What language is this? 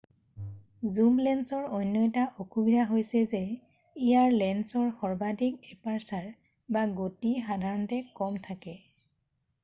Assamese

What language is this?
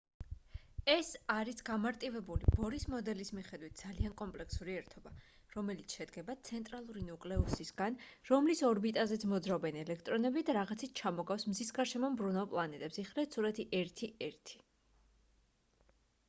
Georgian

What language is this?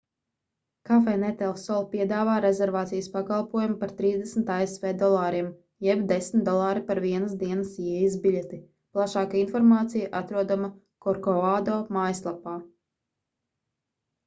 Latvian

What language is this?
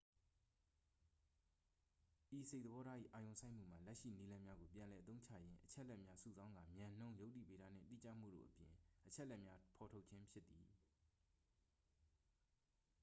Burmese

